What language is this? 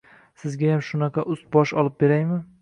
Uzbek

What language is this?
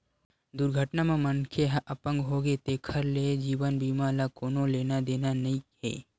Chhattisgarhi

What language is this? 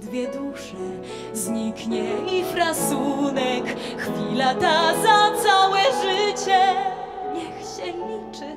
Polish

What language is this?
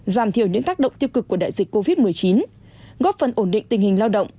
Vietnamese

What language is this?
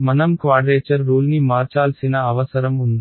Telugu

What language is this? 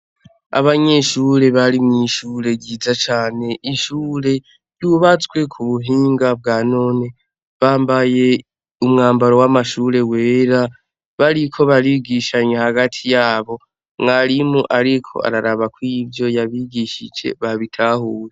Rundi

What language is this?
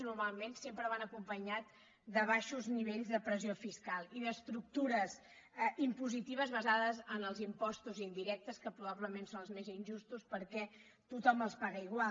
Catalan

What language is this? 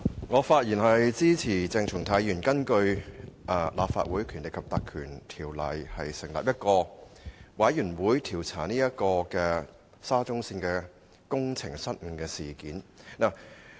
Cantonese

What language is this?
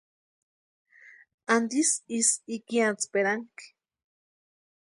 Western Highland Purepecha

